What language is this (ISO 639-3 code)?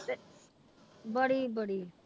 pan